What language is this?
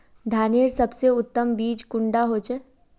Magahi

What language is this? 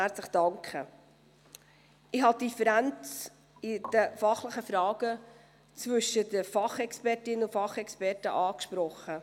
Swiss German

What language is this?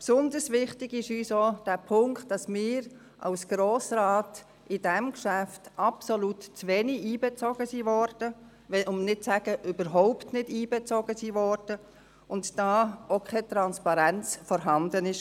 Swiss German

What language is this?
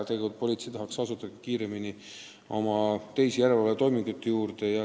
Estonian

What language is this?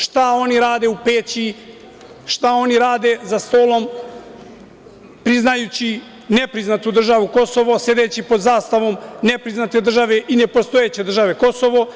Serbian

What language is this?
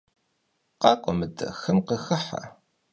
Kabardian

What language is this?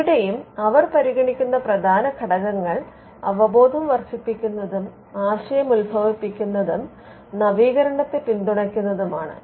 Malayalam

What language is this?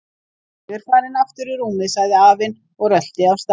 Icelandic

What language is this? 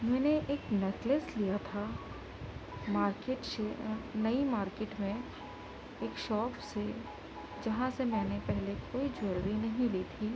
Urdu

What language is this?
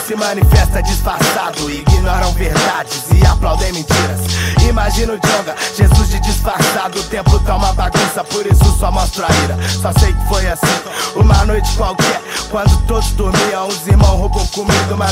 Portuguese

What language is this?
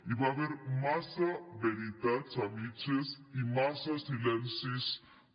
Catalan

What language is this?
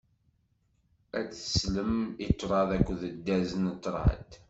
Kabyle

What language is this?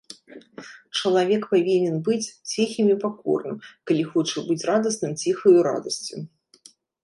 Belarusian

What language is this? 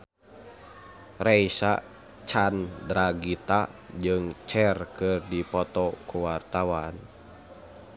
Sundanese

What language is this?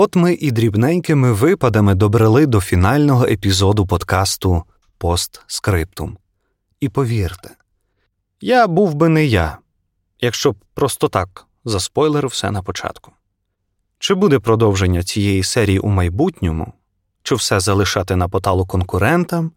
Ukrainian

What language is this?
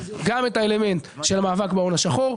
Hebrew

